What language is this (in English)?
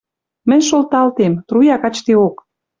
Western Mari